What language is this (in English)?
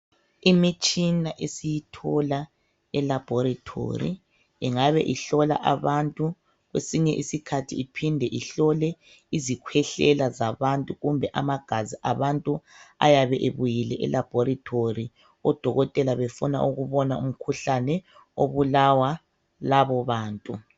North Ndebele